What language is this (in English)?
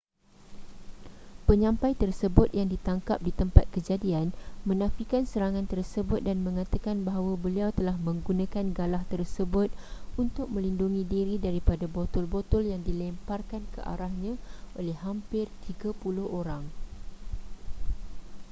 Malay